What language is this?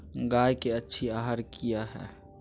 Magahi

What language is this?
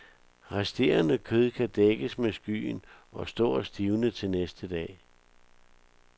Danish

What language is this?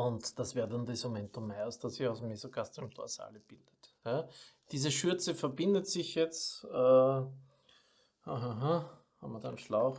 German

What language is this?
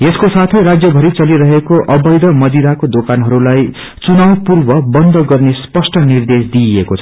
Nepali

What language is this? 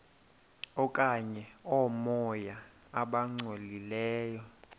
Xhosa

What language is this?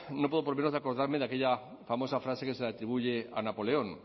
Spanish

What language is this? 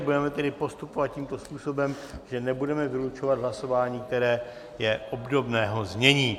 Czech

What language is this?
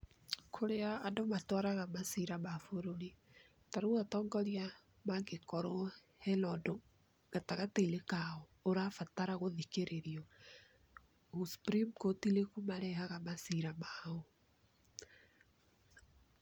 Kikuyu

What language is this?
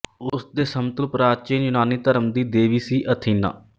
Punjabi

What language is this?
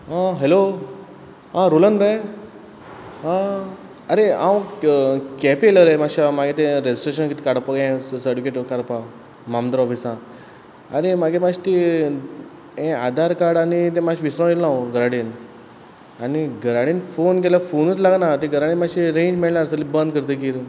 Konkani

